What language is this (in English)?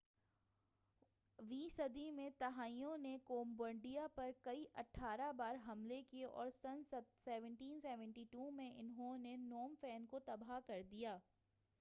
Urdu